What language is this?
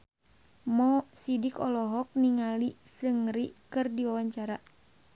Sundanese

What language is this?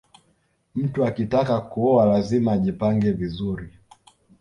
Swahili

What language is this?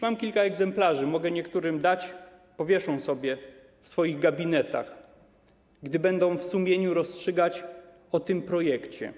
Polish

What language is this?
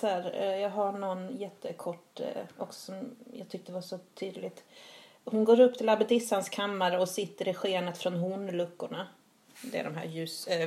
Swedish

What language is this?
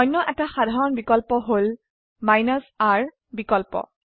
Assamese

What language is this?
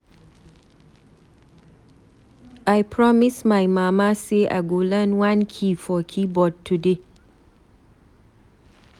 Nigerian Pidgin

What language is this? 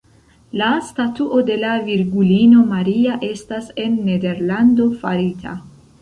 Esperanto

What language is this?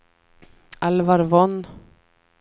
Swedish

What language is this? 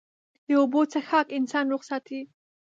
Pashto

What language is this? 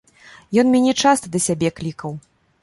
Belarusian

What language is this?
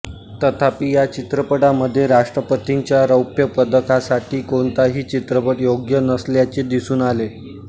Marathi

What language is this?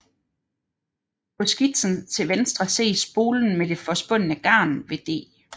Danish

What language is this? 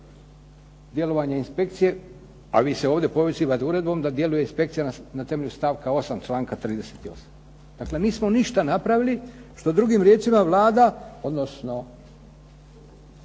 Croatian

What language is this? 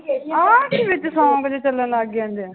Punjabi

